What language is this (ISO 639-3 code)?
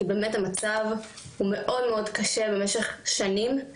heb